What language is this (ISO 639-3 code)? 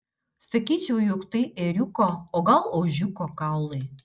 lit